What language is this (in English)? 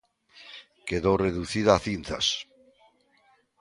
Galician